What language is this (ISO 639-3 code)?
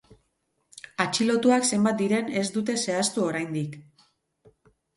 eus